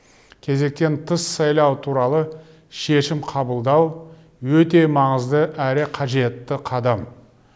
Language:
Kazakh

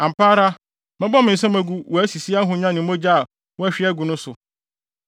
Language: Akan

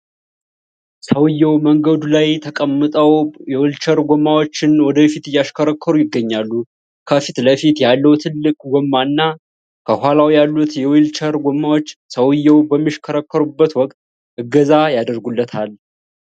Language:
Amharic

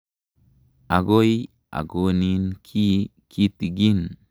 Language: Kalenjin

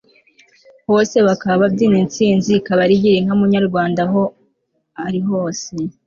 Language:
Kinyarwanda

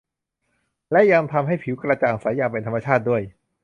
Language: Thai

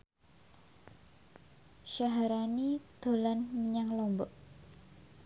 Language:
Javanese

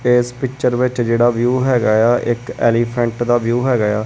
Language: Punjabi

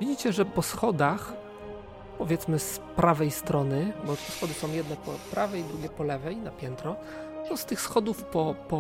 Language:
Polish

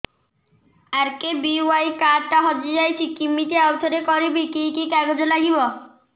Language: Odia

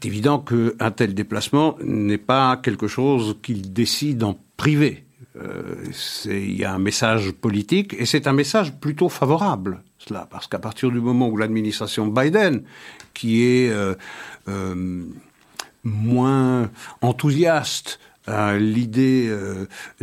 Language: French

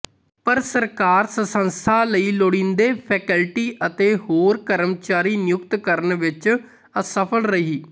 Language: Punjabi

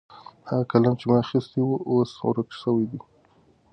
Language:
Pashto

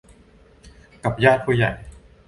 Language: Thai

